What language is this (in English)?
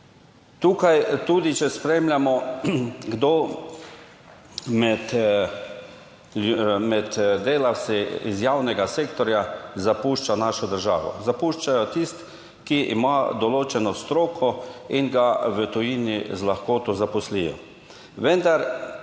Slovenian